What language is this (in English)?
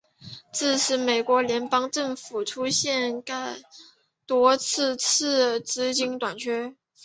Chinese